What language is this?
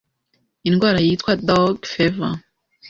Kinyarwanda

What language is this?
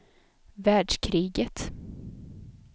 Swedish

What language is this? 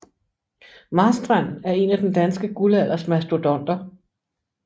Danish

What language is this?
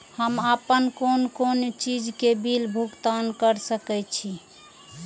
Maithili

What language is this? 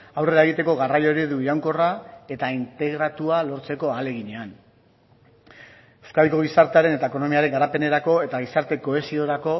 Basque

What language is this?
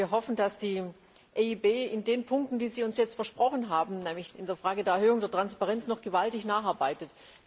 German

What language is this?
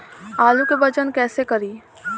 Bhojpuri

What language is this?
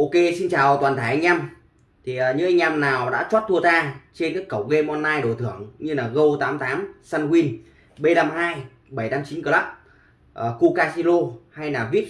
Vietnamese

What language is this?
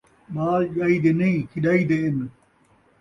Saraiki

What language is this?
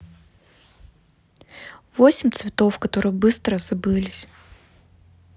Russian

